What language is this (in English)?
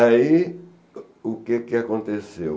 Portuguese